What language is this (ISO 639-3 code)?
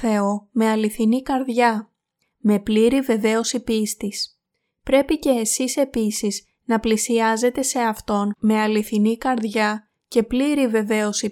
ell